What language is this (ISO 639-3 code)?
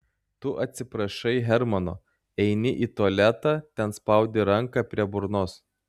lit